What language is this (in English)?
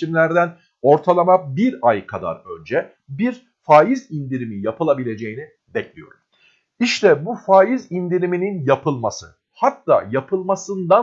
Turkish